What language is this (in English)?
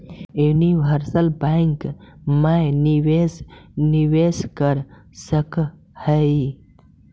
Magahi